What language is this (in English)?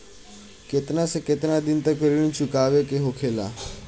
Bhojpuri